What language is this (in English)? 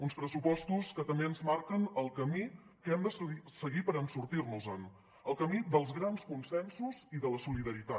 Catalan